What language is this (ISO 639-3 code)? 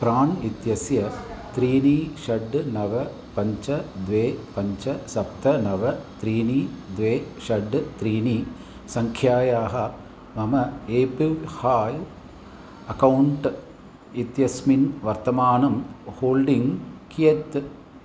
san